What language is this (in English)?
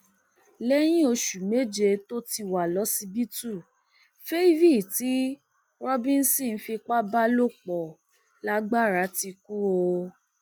Yoruba